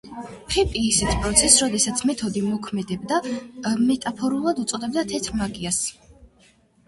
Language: Georgian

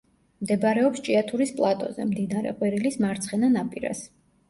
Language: Georgian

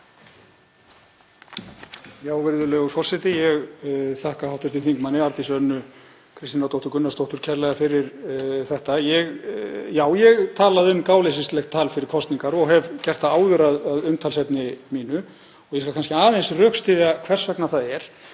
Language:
Icelandic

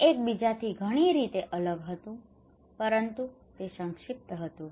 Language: Gujarati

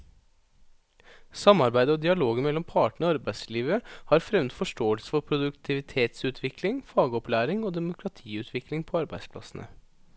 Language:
Norwegian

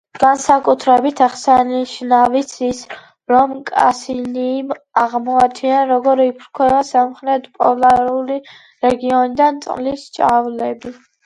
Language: Georgian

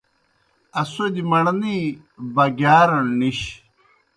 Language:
Kohistani Shina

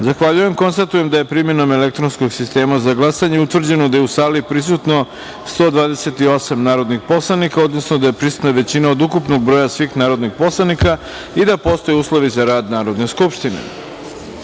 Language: Serbian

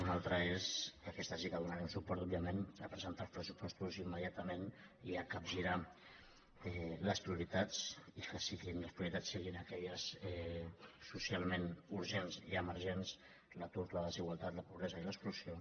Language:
Catalan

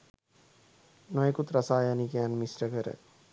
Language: Sinhala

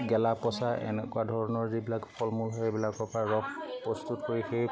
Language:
Assamese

